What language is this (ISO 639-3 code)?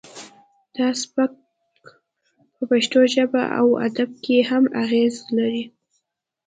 pus